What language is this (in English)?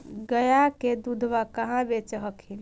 Magahi